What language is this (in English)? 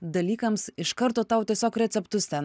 Lithuanian